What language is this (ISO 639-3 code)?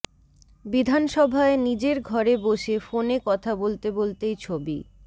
ben